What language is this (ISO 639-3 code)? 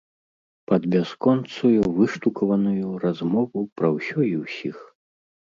bel